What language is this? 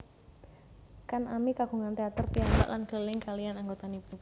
Javanese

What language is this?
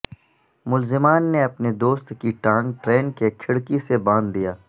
Urdu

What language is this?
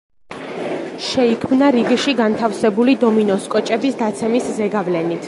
Georgian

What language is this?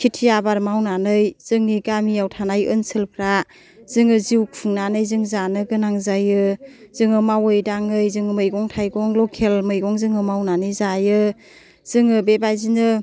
Bodo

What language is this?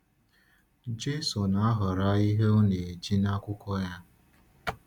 Igbo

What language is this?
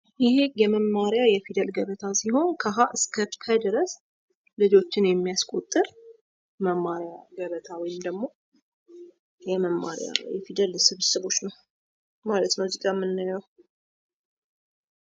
Amharic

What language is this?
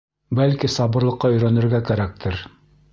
Bashkir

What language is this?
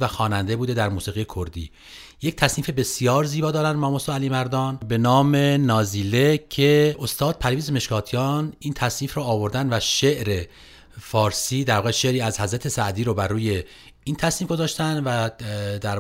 Persian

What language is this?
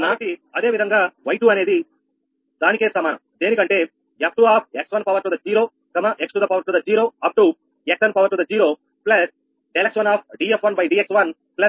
Telugu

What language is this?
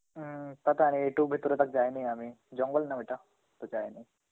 Bangla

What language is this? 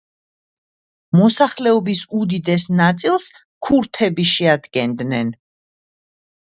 Georgian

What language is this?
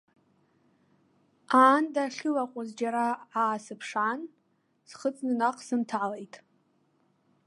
Abkhazian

